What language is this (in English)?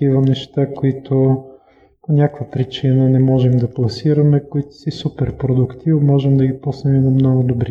Bulgarian